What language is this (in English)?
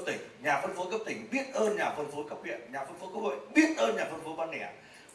Vietnamese